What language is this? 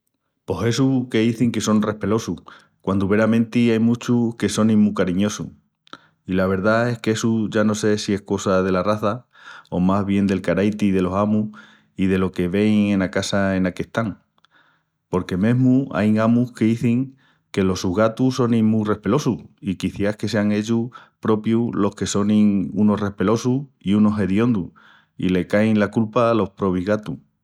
Extremaduran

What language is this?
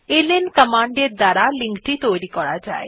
Bangla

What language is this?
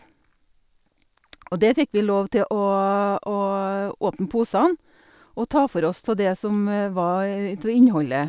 Norwegian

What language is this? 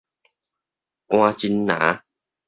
Min Nan Chinese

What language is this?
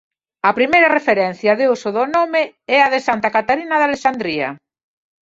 Galician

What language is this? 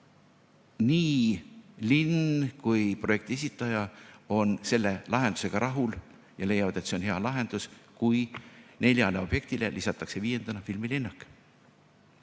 Estonian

